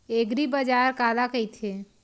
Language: Chhattisgarhi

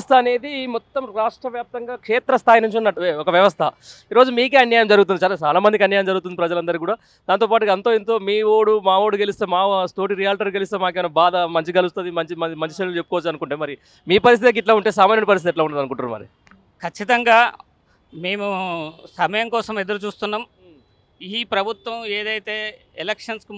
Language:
Telugu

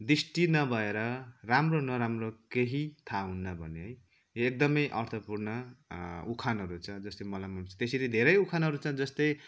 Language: Nepali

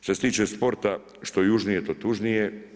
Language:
Croatian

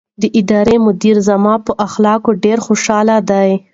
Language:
Pashto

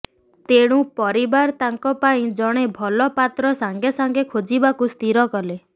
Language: Odia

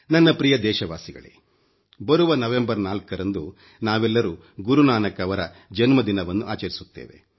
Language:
Kannada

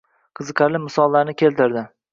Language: Uzbek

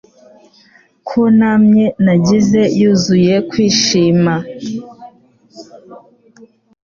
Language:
Kinyarwanda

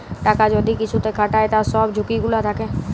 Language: Bangla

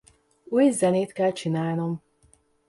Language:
Hungarian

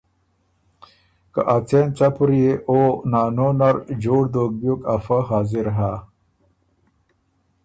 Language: Ormuri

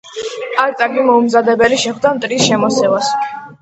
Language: Georgian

